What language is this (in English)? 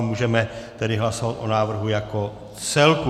Czech